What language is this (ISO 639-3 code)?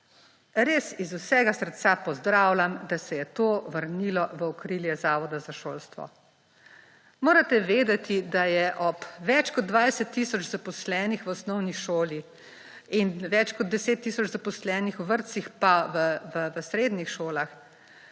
slv